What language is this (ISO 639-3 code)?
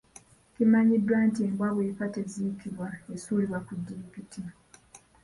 lug